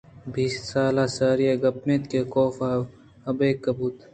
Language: Eastern Balochi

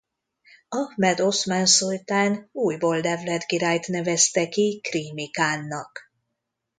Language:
Hungarian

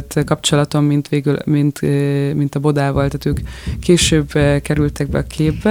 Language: Hungarian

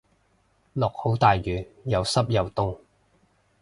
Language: Cantonese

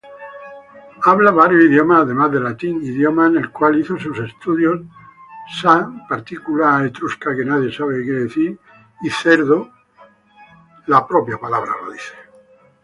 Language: Spanish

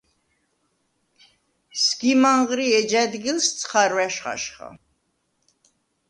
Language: Svan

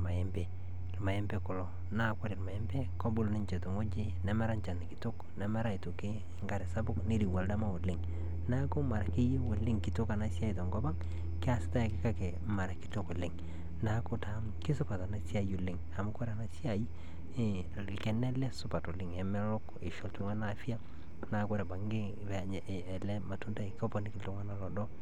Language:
Masai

